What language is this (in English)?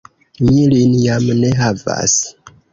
Esperanto